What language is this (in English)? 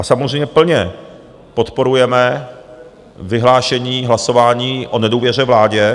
Czech